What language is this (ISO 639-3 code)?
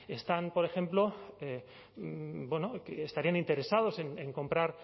spa